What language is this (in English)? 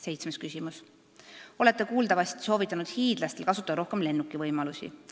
Estonian